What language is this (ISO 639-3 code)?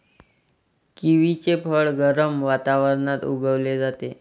mar